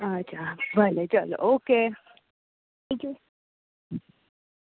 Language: Gujarati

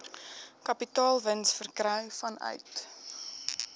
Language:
Afrikaans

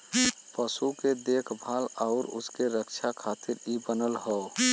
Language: Bhojpuri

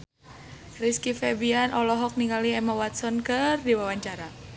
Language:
Sundanese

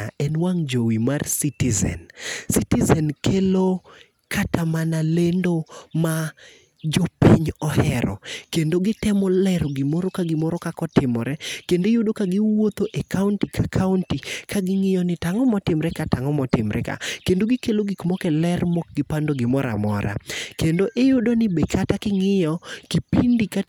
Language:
Luo (Kenya and Tanzania)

